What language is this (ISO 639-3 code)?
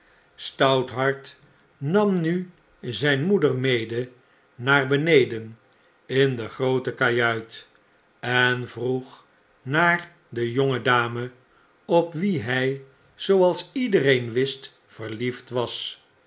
nld